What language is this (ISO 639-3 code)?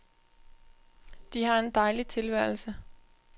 dan